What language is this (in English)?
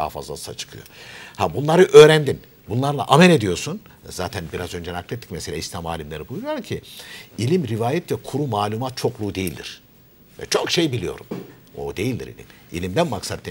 Turkish